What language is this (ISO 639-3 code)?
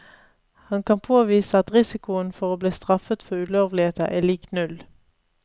nor